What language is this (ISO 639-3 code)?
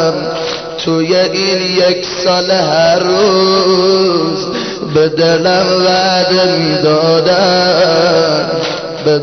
fas